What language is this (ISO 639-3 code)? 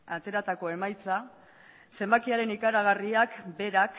eus